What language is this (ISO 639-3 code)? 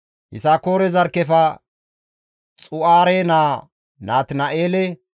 gmv